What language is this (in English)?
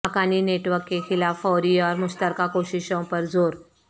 Urdu